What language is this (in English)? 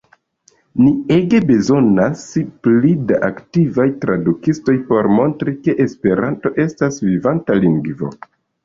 Esperanto